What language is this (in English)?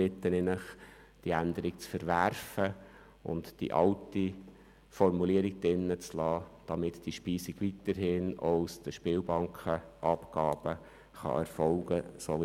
Swiss German